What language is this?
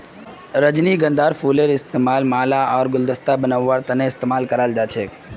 Magahi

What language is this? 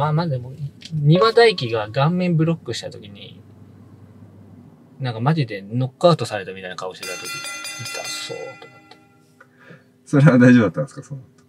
Japanese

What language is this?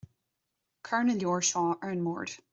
Irish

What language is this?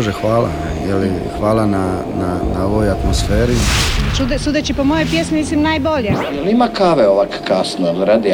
Croatian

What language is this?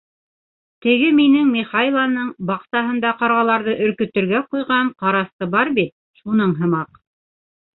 Bashkir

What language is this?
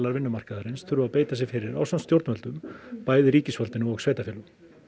Icelandic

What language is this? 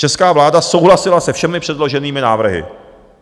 Czech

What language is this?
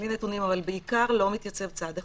Hebrew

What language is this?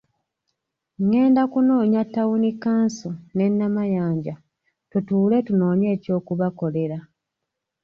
Ganda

